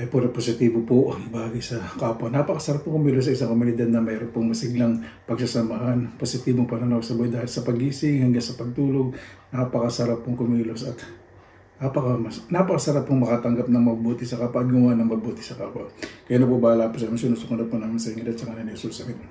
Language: Filipino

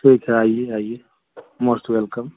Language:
Hindi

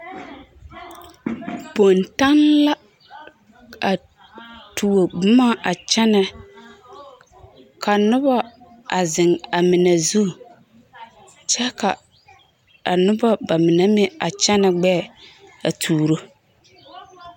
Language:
Southern Dagaare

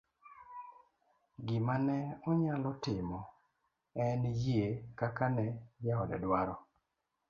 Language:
Luo (Kenya and Tanzania)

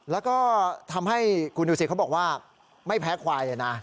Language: Thai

